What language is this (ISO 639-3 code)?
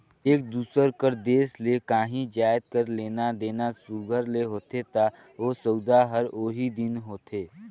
hne